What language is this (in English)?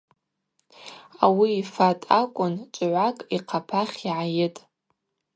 Abaza